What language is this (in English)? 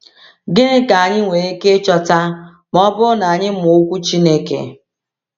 Igbo